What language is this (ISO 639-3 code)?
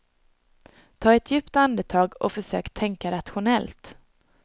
swe